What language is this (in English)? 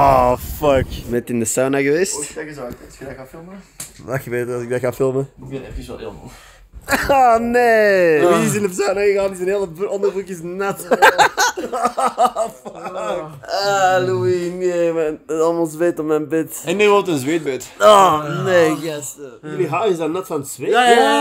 Dutch